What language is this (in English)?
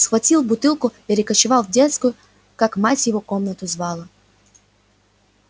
Russian